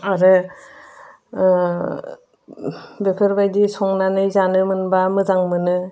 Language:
Bodo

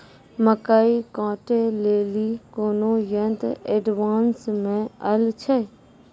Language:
Maithili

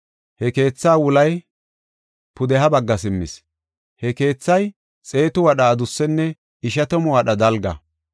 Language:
Gofa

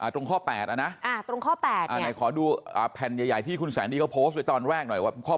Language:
Thai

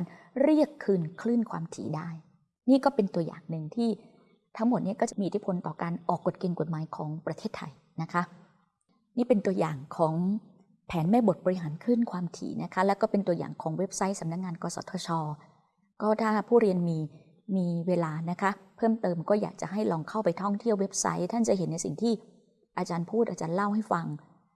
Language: Thai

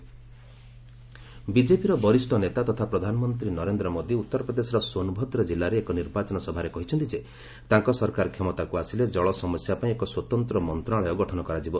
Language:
Odia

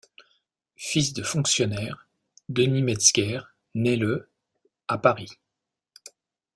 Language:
French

